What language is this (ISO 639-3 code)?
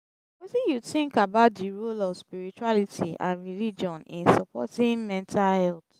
pcm